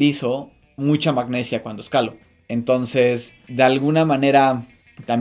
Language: Spanish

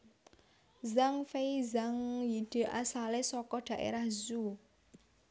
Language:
Javanese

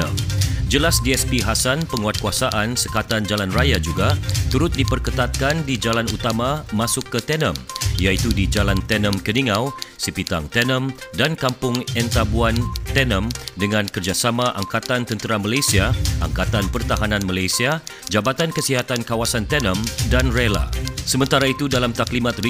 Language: Malay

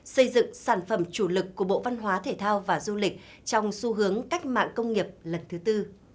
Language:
Vietnamese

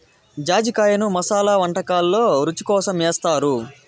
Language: Telugu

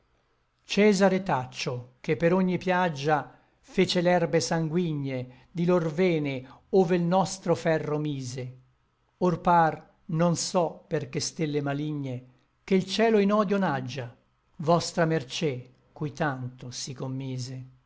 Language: Italian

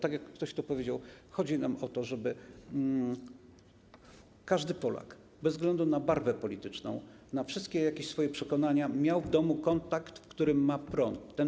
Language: Polish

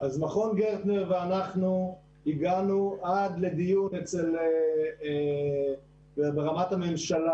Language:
Hebrew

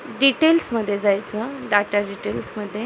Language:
Marathi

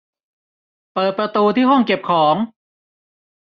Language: Thai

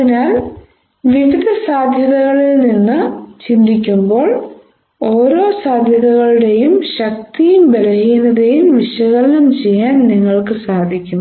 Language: Malayalam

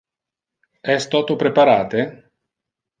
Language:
Interlingua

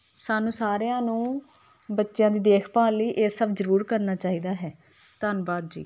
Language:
Punjabi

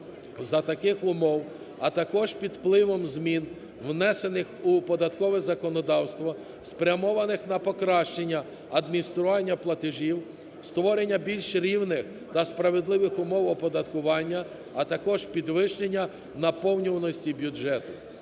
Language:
Ukrainian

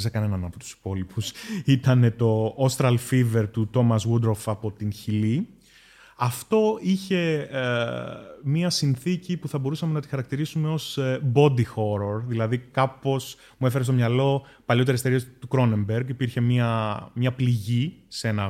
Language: Greek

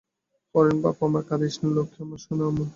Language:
Bangla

